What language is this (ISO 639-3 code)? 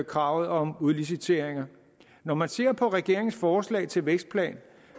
dan